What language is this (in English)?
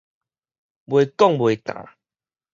Min Nan Chinese